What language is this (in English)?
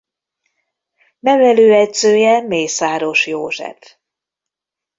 Hungarian